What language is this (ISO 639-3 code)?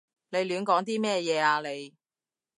yue